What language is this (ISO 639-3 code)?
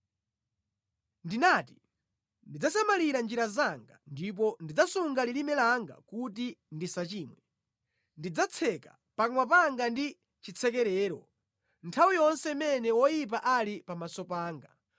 nya